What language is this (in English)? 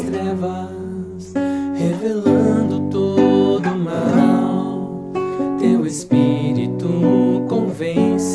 Portuguese